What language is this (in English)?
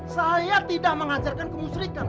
Indonesian